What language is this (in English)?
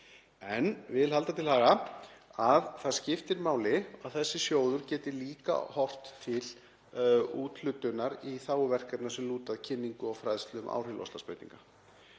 Icelandic